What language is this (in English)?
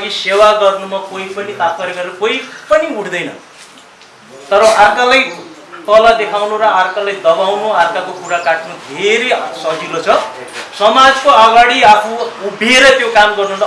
Indonesian